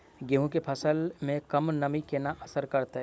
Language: Maithili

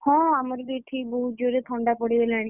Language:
Odia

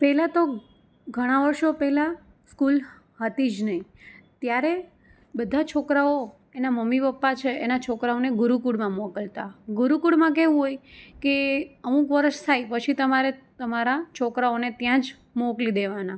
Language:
Gujarati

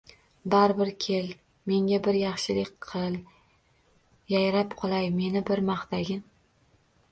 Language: Uzbek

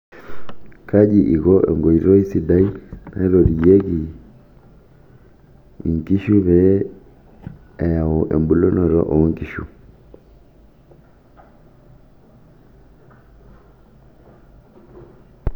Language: Masai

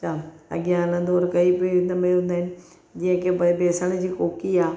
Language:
Sindhi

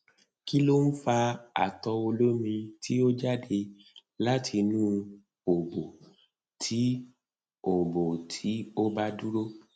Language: Yoruba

